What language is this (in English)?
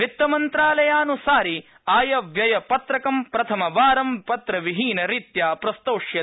Sanskrit